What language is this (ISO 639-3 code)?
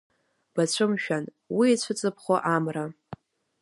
abk